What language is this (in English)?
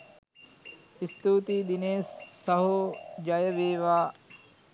Sinhala